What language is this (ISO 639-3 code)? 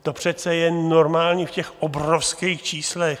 ces